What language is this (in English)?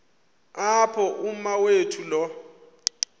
Xhosa